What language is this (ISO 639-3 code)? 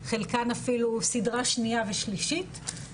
heb